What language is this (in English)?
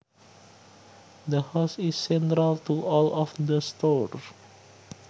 Javanese